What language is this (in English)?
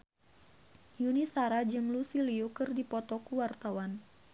Sundanese